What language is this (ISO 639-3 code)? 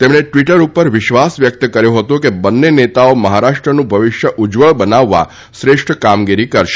guj